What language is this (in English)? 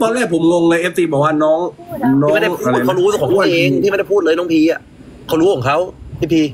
Thai